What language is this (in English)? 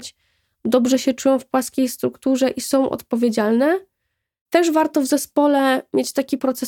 Polish